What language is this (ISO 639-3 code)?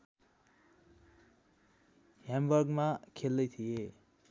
nep